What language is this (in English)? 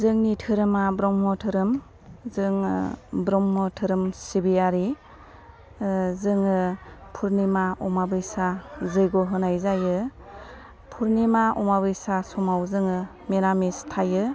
Bodo